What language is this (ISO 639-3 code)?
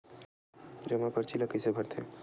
hne